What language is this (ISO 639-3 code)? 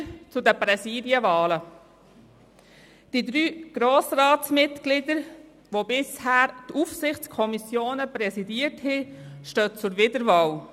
gsw